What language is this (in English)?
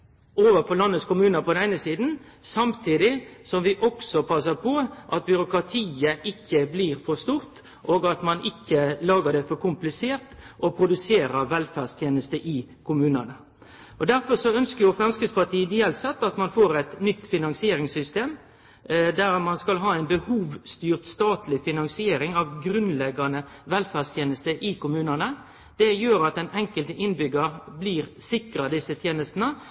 Norwegian Nynorsk